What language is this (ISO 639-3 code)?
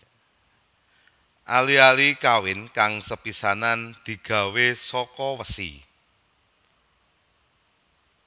jav